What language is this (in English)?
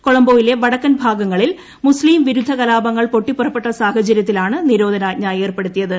Malayalam